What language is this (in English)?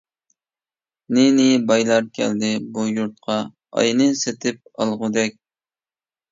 Uyghur